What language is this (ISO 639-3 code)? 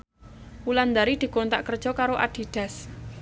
jav